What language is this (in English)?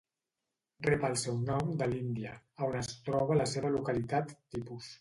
Catalan